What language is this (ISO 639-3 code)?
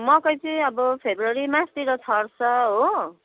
nep